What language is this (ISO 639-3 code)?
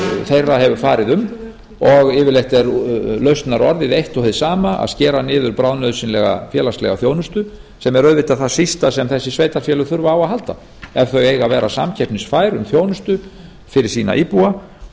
isl